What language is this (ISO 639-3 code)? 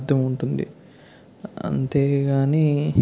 tel